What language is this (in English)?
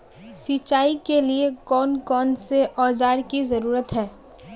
Magahi